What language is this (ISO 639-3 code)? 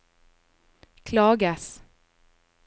nor